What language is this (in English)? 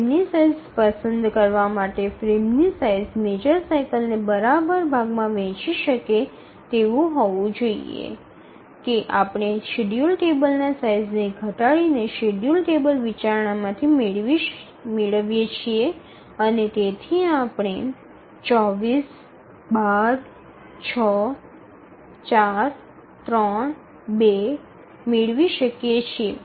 Gujarati